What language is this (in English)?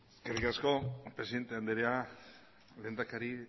Basque